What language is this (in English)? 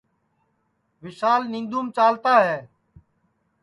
Sansi